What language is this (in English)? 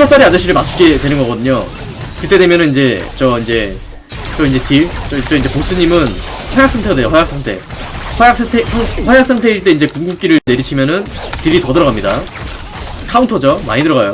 Korean